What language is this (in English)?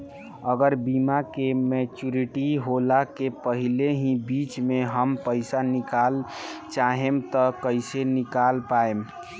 Bhojpuri